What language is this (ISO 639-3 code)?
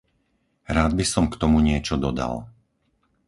slk